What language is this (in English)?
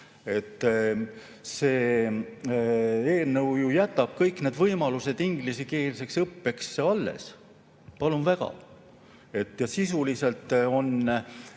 Estonian